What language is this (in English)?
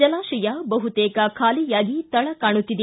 Kannada